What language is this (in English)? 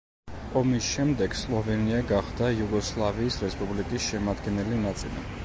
Georgian